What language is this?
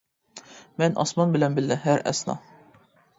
Uyghur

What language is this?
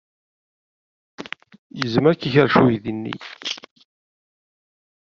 Kabyle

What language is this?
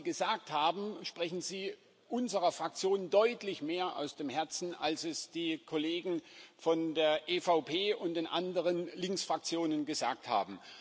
German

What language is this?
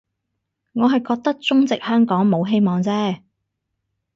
Cantonese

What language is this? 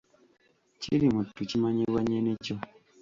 Ganda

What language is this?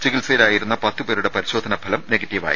Malayalam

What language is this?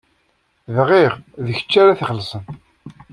Kabyle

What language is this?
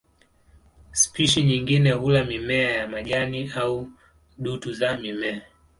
Swahili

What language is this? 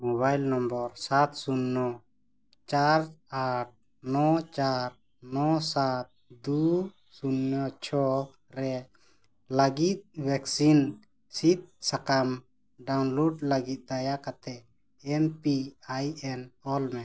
Santali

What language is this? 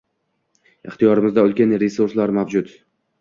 Uzbek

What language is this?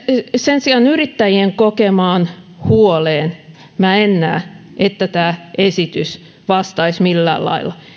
Finnish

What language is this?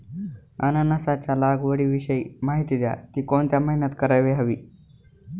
Marathi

